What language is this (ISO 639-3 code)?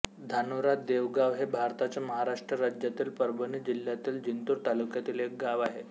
mar